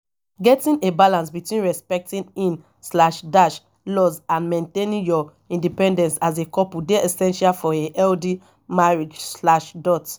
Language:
Nigerian Pidgin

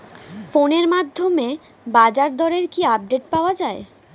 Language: Bangla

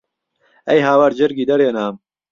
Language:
Central Kurdish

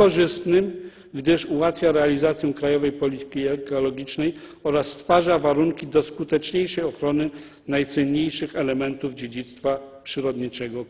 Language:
Polish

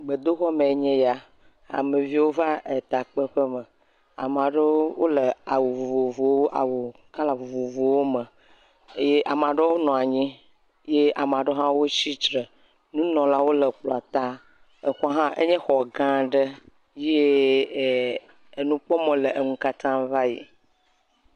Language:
Ewe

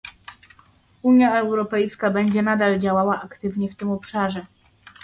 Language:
Polish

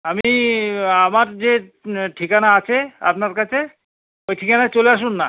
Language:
Bangla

